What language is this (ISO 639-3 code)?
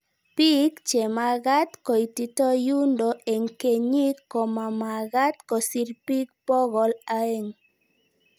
kln